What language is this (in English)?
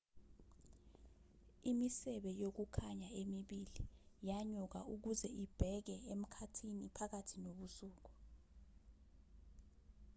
Zulu